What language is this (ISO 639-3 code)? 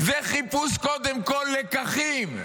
heb